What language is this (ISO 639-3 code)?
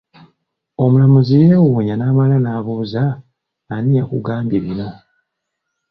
lug